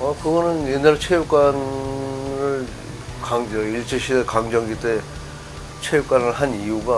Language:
Korean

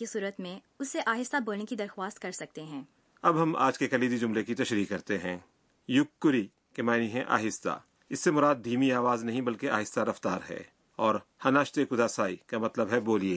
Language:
Urdu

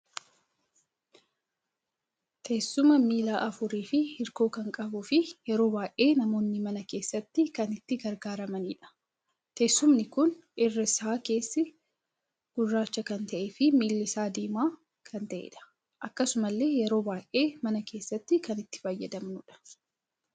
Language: Oromo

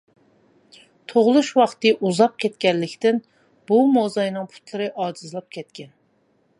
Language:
Uyghur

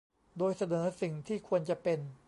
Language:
Thai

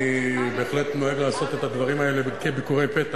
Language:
Hebrew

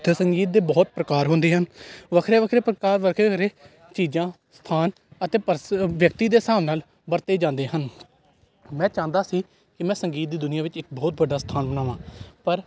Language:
Punjabi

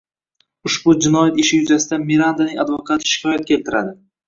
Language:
Uzbek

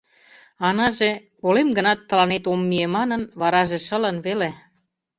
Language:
Mari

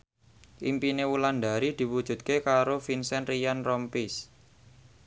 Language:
Javanese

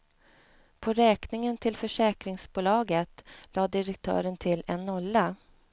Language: Swedish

